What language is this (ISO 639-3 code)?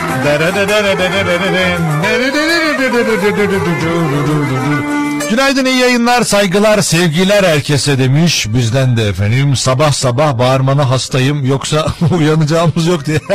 tur